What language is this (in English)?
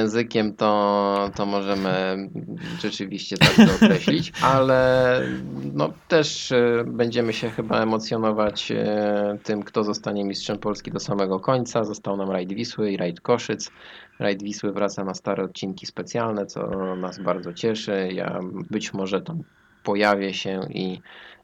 Polish